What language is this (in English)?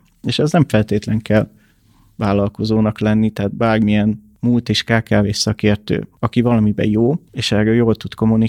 Hungarian